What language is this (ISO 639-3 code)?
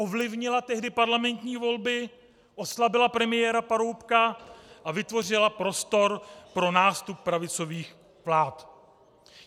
ces